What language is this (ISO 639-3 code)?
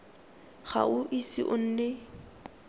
tsn